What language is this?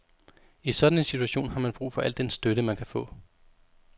Danish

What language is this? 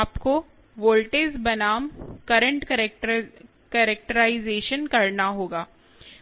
Hindi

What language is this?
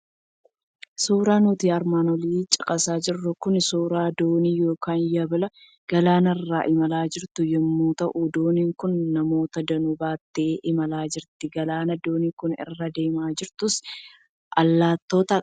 Oromo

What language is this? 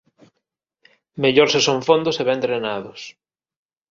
Galician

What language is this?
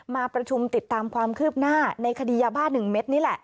Thai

